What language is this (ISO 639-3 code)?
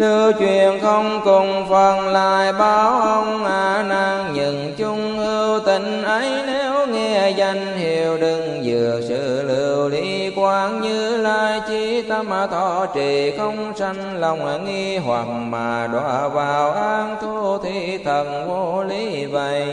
vie